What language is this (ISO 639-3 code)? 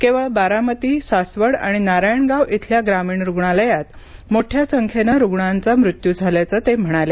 mar